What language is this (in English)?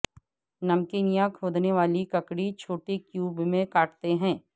Urdu